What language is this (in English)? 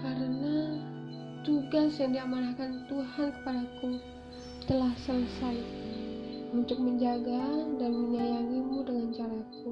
Indonesian